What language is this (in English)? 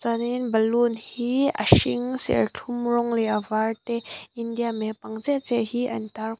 Mizo